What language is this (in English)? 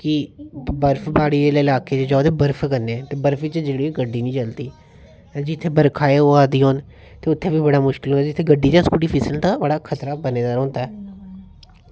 Dogri